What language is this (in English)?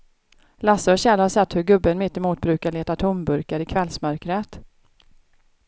Swedish